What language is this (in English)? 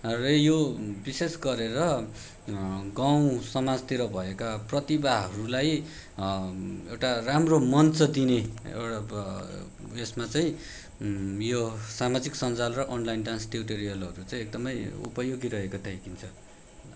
Nepali